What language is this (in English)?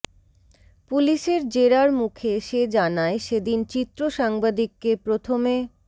Bangla